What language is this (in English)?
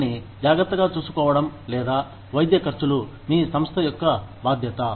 Telugu